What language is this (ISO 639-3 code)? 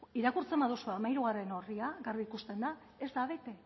eus